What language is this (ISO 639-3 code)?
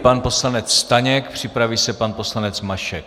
ces